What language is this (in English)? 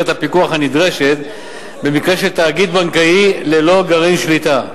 Hebrew